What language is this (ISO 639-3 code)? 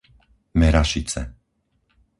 slk